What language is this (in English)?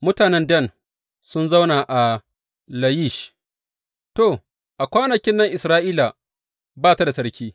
Hausa